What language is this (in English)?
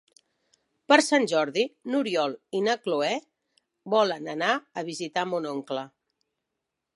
Catalan